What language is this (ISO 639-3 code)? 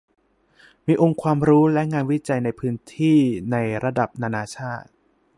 tha